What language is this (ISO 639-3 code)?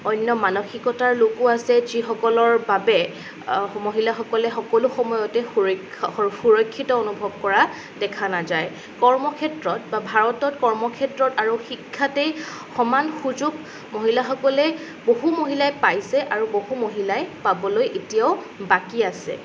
asm